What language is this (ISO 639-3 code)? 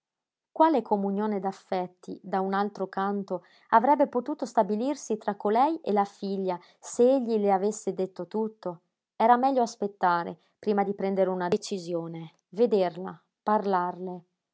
ita